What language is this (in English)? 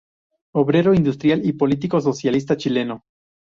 Spanish